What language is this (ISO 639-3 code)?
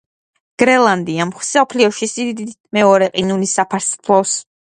kat